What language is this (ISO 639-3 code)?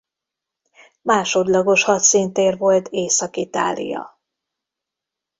hun